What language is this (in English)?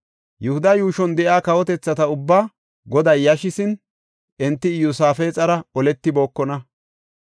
Gofa